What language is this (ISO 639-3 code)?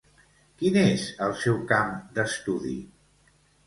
cat